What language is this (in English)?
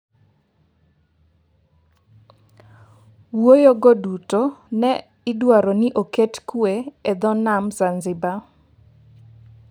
Luo (Kenya and Tanzania)